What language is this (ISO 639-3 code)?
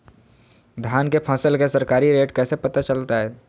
mag